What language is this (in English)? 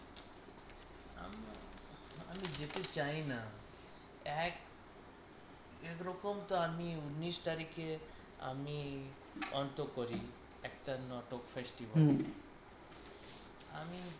Bangla